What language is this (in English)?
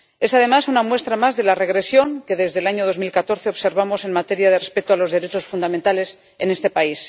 Spanish